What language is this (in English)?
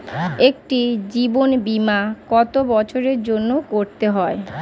Bangla